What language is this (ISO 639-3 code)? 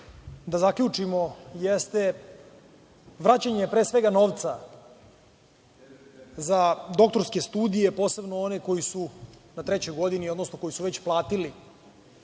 srp